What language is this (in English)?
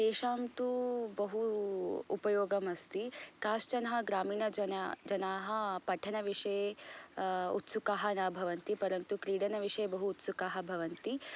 Sanskrit